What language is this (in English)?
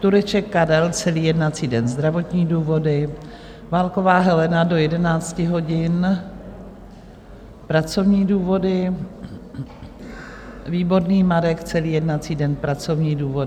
Czech